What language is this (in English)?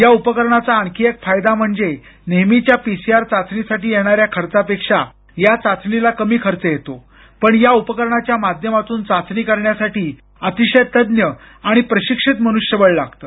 Marathi